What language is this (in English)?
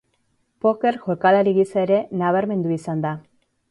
Basque